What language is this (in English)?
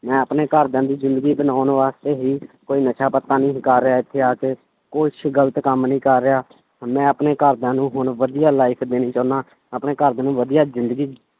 Punjabi